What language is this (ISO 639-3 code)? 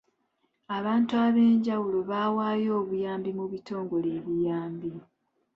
lug